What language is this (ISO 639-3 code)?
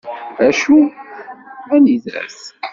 kab